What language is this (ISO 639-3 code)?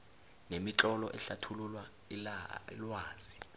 nbl